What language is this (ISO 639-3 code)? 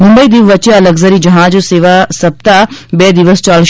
guj